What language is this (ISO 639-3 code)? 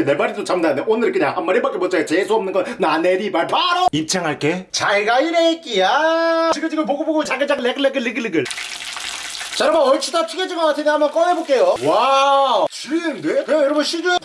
kor